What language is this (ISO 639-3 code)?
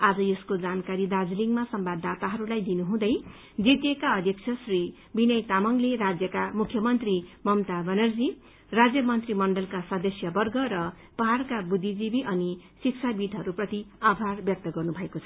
nep